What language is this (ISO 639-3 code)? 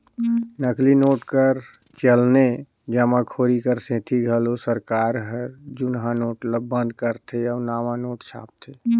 hne